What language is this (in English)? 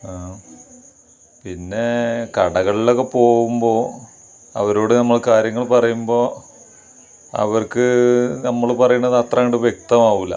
Malayalam